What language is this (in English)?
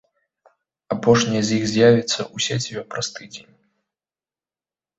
Belarusian